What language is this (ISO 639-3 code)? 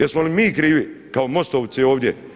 hrv